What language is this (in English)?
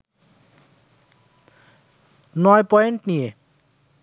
Bangla